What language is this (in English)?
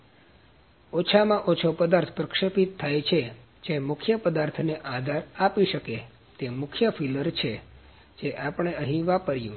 Gujarati